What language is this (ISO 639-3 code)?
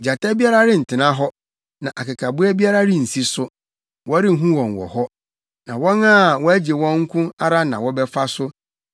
aka